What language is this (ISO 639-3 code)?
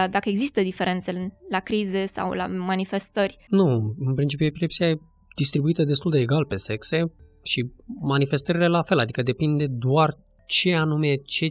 ron